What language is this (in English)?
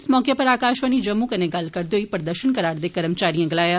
Dogri